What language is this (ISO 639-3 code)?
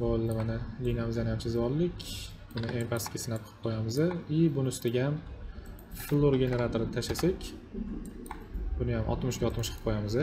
tur